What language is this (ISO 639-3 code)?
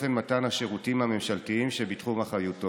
heb